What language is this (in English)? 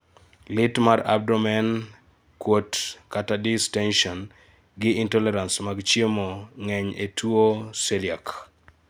Luo (Kenya and Tanzania)